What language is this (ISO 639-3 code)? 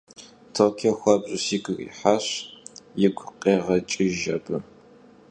kbd